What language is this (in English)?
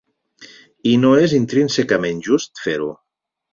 Catalan